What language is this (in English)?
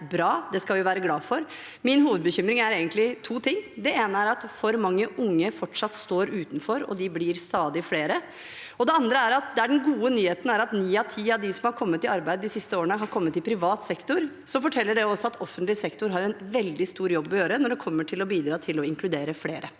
Norwegian